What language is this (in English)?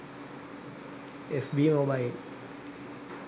Sinhala